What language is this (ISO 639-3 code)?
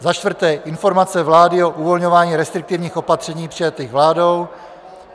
ces